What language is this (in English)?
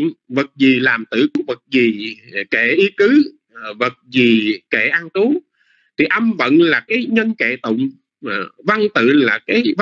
Vietnamese